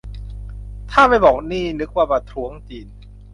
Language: Thai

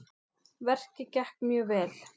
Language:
Icelandic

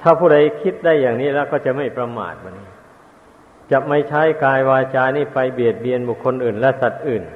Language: Thai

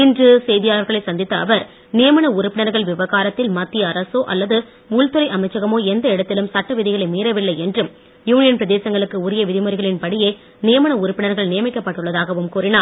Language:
Tamil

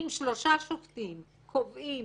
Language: Hebrew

